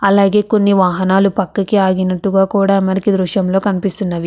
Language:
Telugu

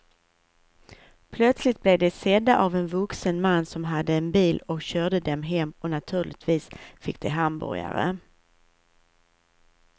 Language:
Swedish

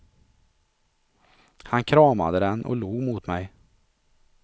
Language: Swedish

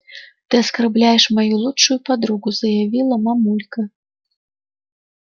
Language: Russian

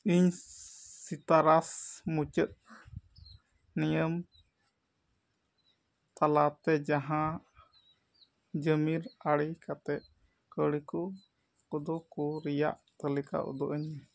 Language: Santali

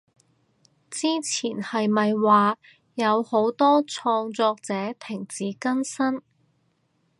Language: Cantonese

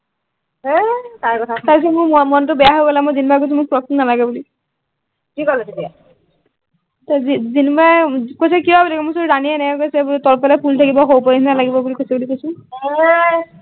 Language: Assamese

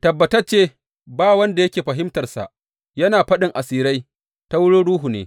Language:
Hausa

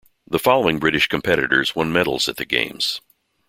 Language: English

